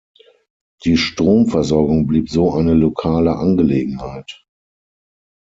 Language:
German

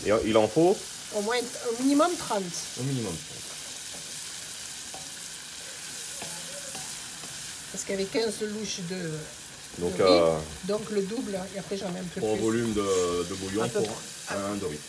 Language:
French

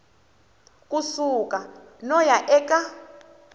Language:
Tsonga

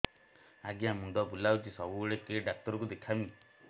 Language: Odia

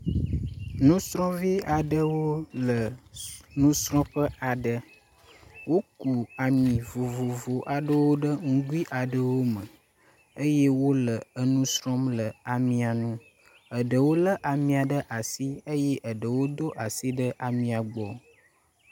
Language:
Ewe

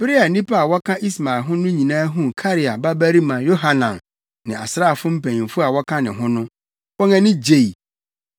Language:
Akan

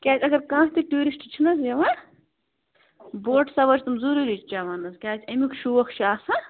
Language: Kashmiri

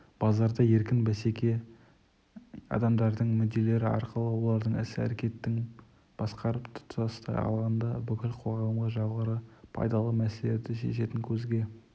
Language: Kazakh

